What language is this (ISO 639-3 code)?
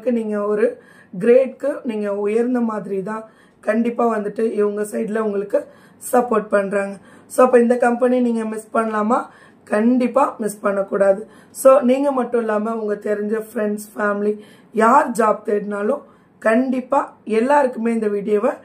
tam